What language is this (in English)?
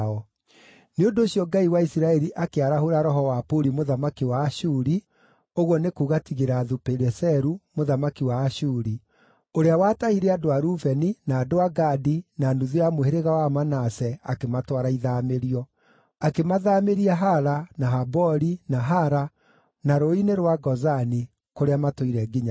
Kikuyu